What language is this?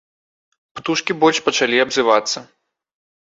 Belarusian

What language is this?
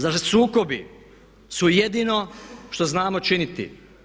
Croatian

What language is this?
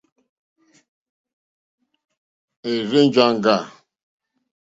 Mokpwe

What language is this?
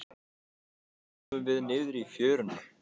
Icelandic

